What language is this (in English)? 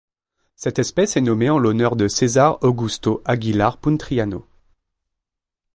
French